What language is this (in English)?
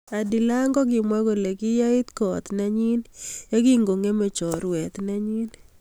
Kalenjin